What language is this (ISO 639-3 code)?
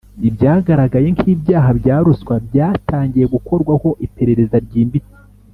kin